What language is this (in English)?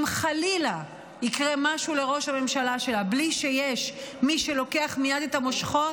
Hebrew